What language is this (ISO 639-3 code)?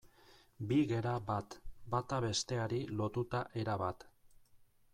eus